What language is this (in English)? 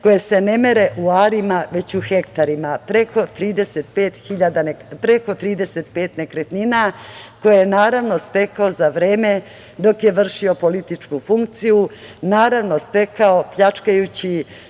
Serbian